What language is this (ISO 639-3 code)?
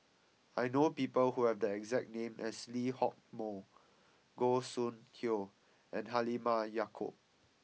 eng